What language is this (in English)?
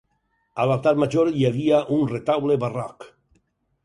Catalan